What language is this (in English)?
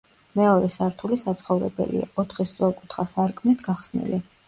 Georgian